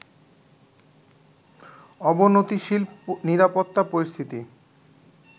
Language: Bangla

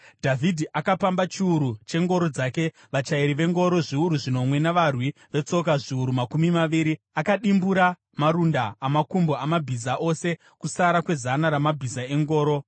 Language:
Shona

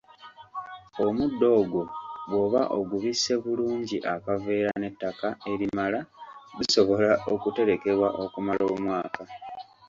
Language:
Ganda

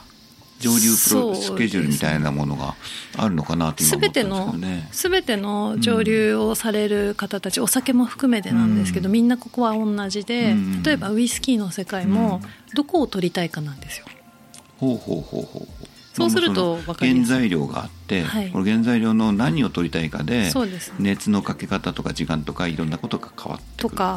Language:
Japanese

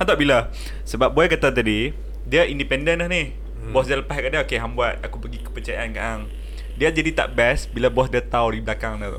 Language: Malay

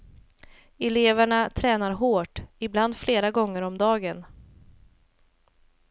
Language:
Swedish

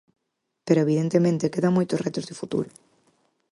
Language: Galician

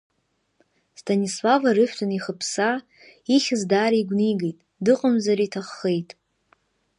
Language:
Abkhazian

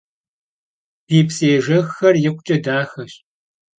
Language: Kabardian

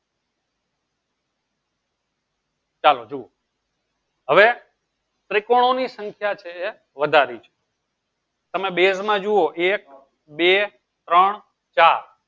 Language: Gujarati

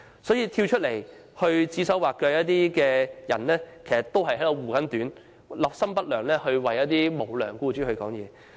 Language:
Cantonese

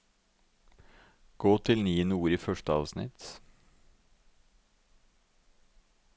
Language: Norwegian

